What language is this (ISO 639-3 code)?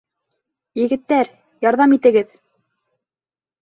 bak